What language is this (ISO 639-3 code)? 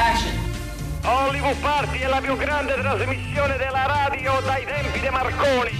ita